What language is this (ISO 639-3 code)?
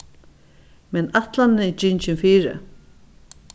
fao